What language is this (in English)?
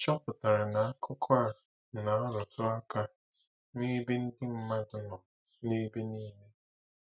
Igbo